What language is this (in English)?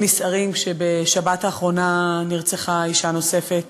Hebrew